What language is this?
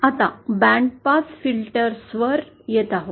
Marathi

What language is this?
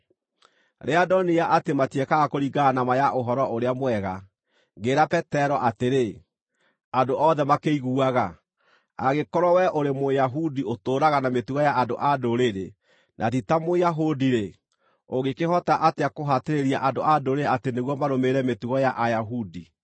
Kikuyu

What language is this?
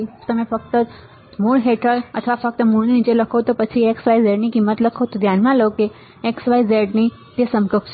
Gujarati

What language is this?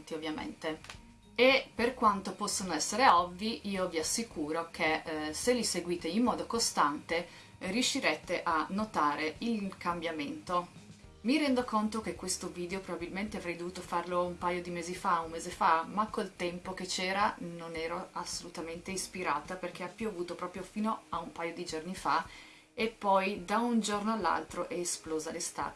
Italian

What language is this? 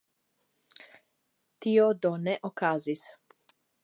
Esperanto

